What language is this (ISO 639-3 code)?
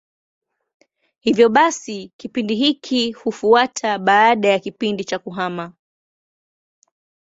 swa